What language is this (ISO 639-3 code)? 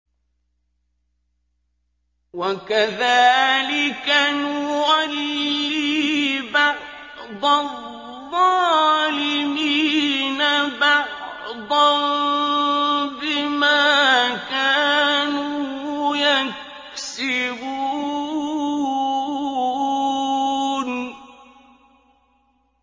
ara